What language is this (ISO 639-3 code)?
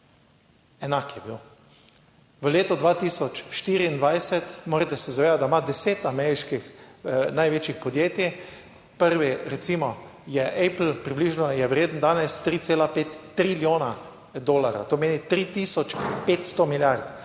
slv